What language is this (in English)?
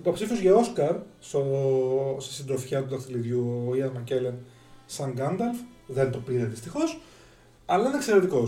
Greek